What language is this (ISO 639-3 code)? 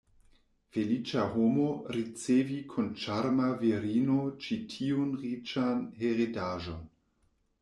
epo